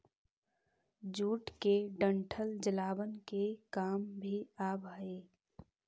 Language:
Magahi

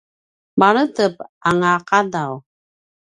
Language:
Paiwan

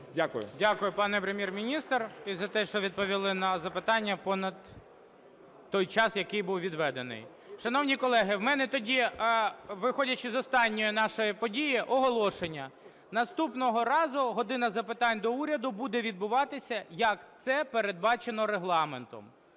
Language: Ukrainian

